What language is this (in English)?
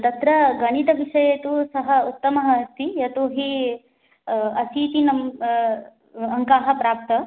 Sanskrit